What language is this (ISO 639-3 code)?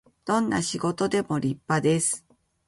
jpn